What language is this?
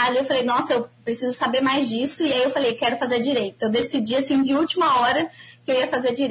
Portuguese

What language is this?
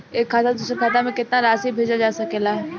Bhojpuri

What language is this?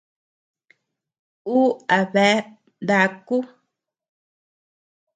Tepeuxila Cuicatec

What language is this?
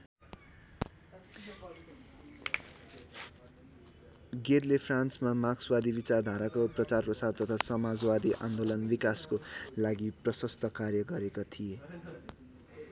Nepali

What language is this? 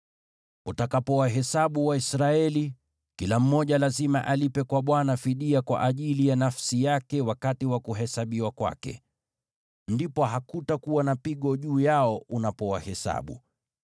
Swahili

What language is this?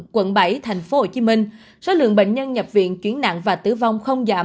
Vietnamese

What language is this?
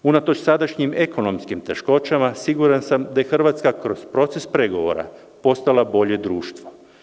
Serbian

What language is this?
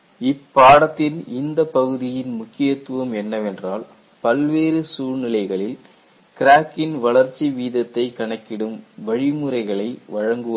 Tamil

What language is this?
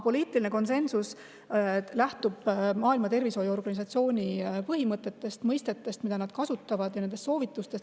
Estonian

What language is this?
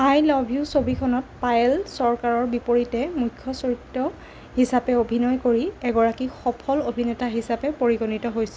Assamese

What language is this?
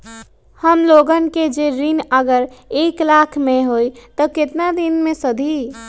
Magahi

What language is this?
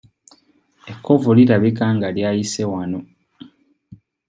Ganda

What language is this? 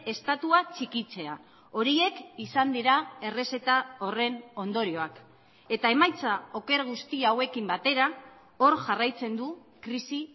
Basque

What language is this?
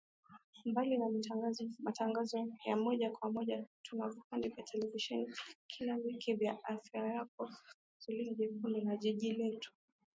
Swahili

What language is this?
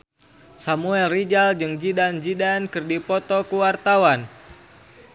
Sundanese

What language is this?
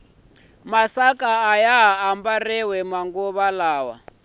Tsonga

